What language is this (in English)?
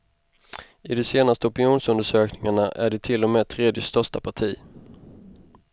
Swedish